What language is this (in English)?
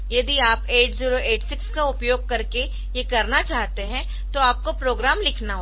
Hindi